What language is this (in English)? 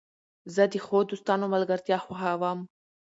Pashto